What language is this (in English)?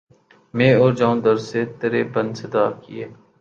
Urdu